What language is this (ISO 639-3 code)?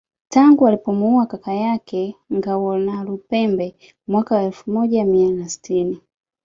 swa